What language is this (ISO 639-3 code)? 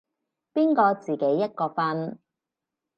yue